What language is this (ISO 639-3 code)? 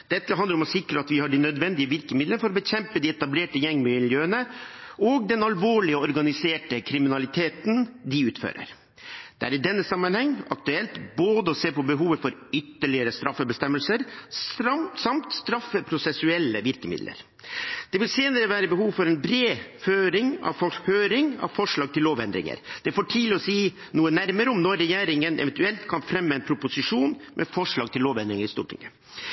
nob